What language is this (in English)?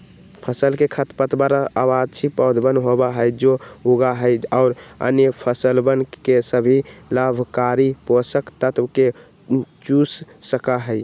Magahi